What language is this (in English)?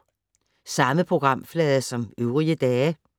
Danish